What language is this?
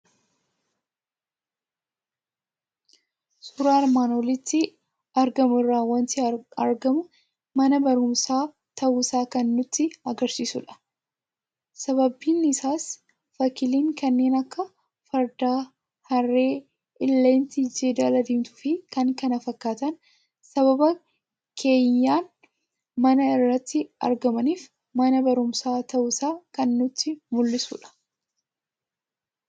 Oromo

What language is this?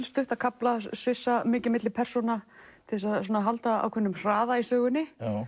Icelandic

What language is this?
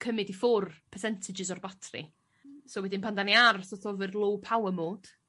Welsh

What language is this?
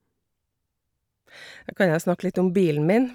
Norwegian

